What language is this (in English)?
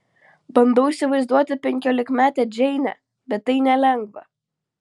Lithuanian